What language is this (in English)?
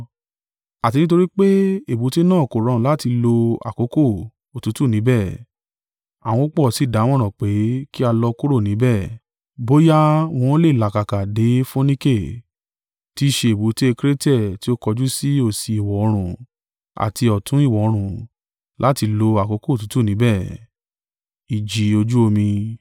Yoruba